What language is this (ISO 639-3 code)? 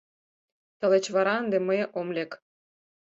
chm